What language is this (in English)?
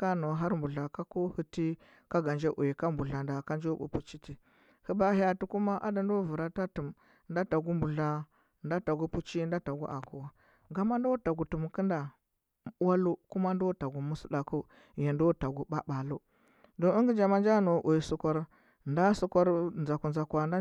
Huba